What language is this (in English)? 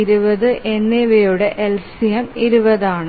Malayalam